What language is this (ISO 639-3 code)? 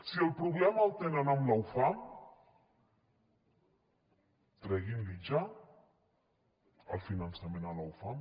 cat